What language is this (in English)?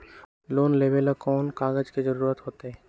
Magahi